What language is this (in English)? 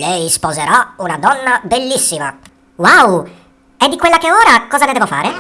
Italian